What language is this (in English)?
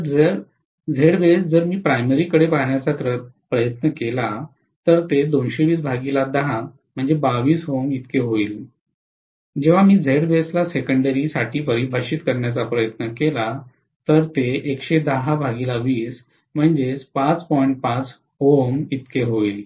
Marathi